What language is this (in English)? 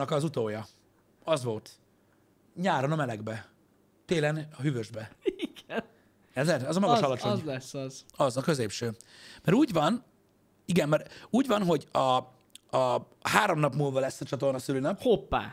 Hungarian